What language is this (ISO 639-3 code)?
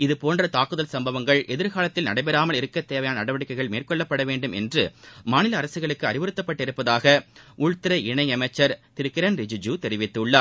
tam